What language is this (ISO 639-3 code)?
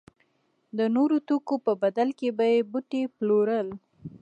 pus